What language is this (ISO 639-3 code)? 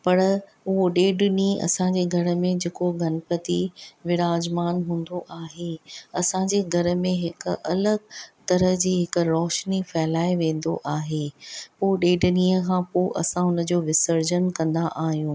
snd